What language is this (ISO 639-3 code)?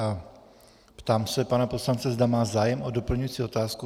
ces